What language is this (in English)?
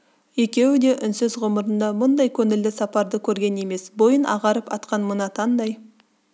Kazakh